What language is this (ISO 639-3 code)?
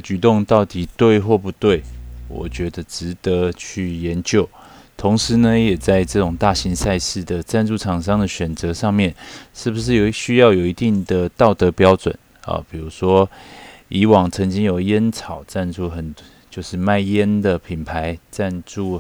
zho